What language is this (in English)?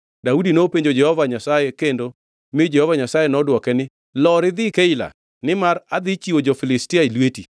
Luo (Kenya and Tanzania)